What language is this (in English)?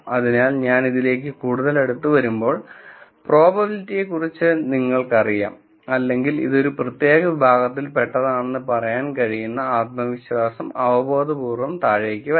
Malayalam